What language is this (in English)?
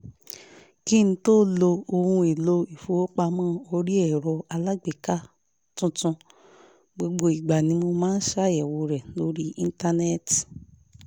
Yoruba